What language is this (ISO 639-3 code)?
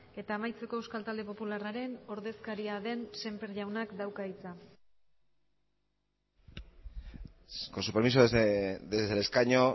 eus